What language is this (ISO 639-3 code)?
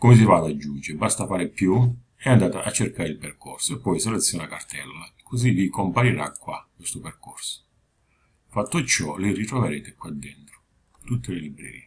ita